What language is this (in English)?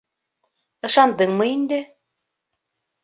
Bashkir